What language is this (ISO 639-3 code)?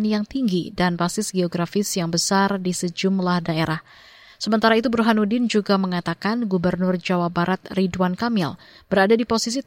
ind